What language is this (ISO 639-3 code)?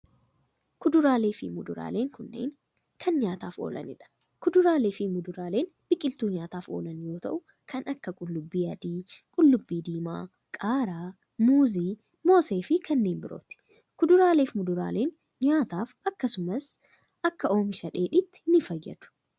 orm